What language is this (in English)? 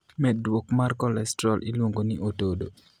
Luo (Kenya and Tanzania)